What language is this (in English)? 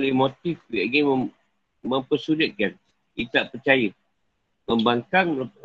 Malay